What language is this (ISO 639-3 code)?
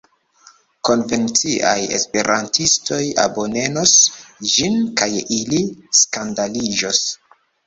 epo